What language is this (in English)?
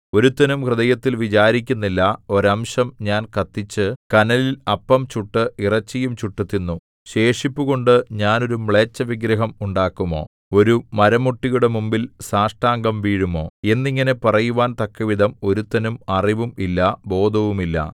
Malayalam